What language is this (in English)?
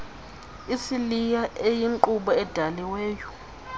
Xhosa